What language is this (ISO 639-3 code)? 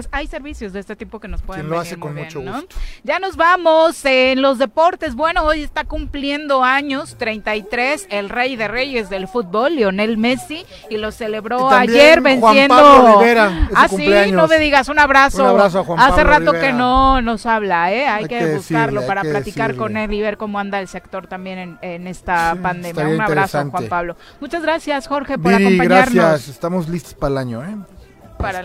spa